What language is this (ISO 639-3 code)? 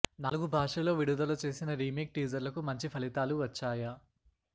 tel